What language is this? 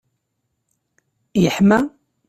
Kabyle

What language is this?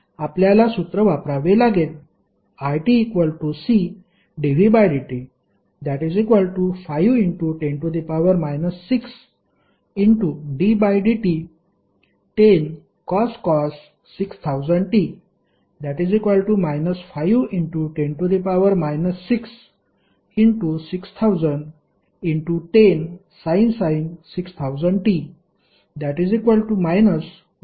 Marathi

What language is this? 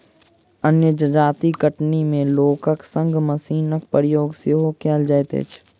Maithili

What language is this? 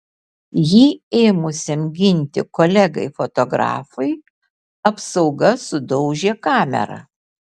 Lithuanian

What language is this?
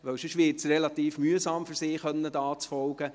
Swiss German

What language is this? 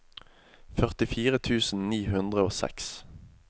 Norwegian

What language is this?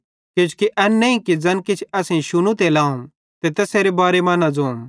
Bhadrawahi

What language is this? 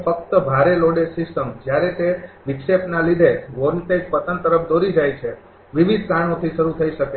Gujarati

